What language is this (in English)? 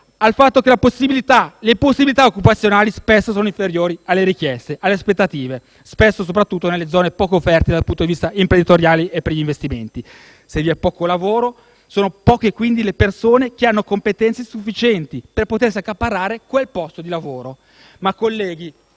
Italian